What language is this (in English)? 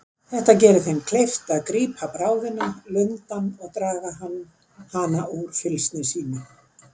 Icelandic